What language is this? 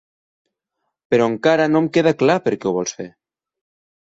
Catalan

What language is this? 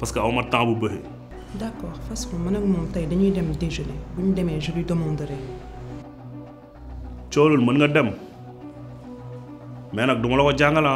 French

